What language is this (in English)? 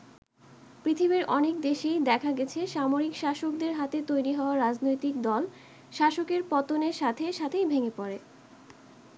Bangla